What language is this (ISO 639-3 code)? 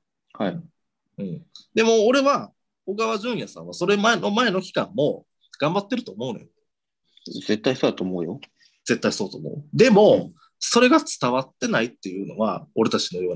jpn